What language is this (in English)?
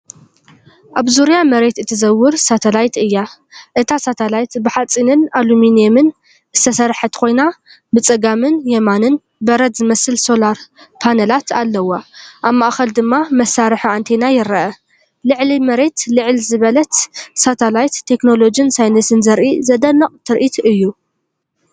Tigrinya